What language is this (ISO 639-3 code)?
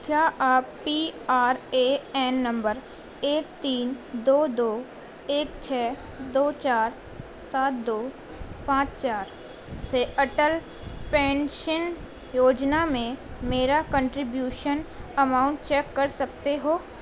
urd